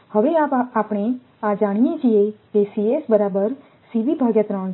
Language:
Gujarati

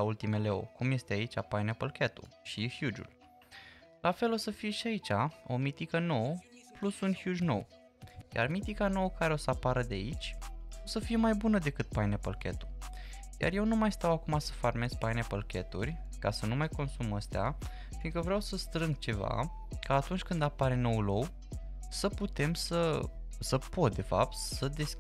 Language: Romanian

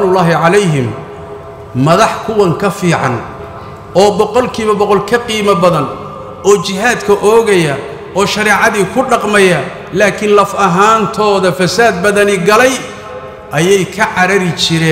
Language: Arabic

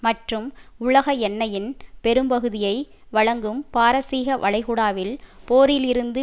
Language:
Tamil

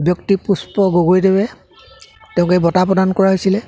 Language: Assamese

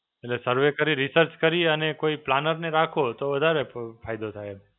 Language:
Gujarati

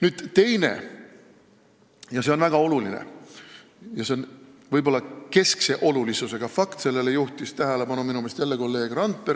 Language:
Estonian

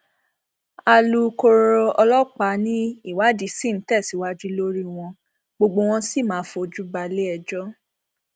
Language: Yoruba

